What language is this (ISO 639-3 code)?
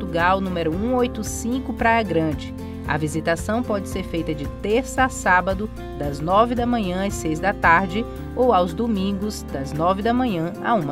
por